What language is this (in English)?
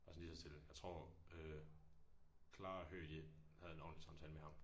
Danish